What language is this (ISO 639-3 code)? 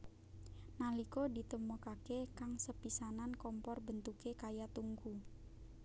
jav